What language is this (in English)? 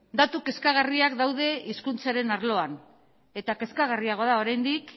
Basque